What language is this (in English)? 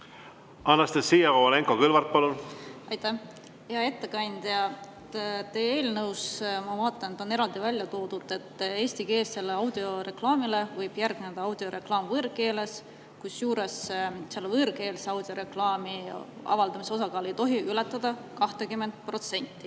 Estonian